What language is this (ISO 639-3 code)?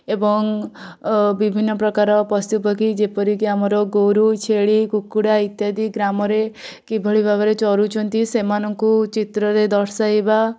ori